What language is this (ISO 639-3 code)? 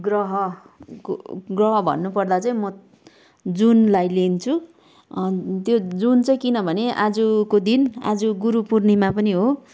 nep